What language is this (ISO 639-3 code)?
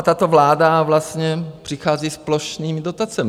ces